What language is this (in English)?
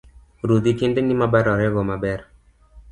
Luo (Kenya and Tanzania)